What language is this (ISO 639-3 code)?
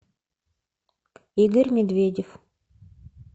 rus